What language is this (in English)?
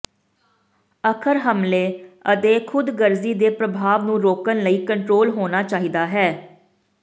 Punjabi